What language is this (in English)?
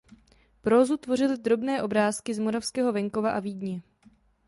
Czech